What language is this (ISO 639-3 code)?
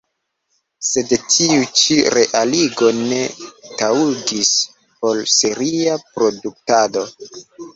epo